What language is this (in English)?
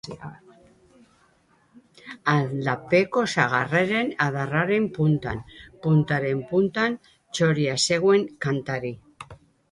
Basque